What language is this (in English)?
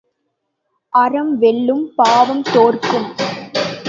Tamil